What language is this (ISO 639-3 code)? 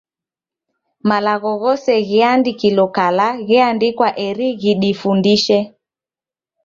dav